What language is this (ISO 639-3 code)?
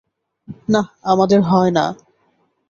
ben